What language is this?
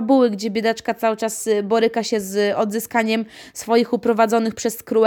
Polish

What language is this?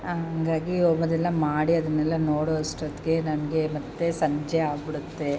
Kannada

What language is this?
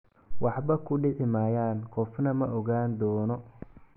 Somali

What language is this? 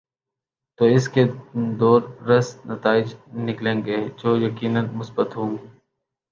Urdu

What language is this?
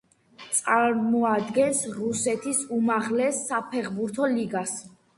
Georgian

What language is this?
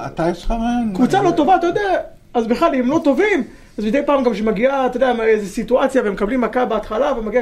Hebrew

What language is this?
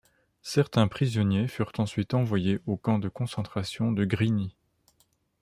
French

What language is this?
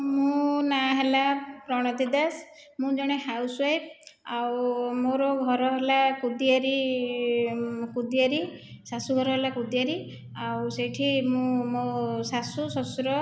Odia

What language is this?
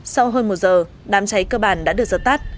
Vietnamese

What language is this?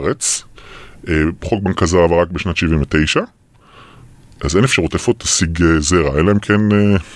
Hebrew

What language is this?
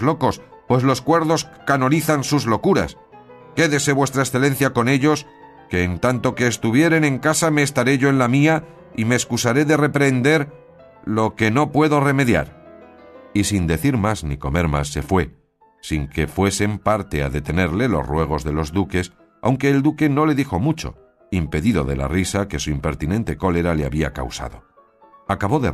Spanish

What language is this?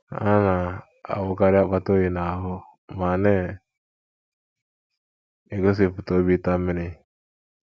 Igbo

